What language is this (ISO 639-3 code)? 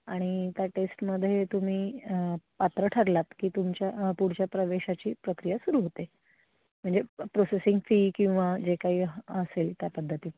mar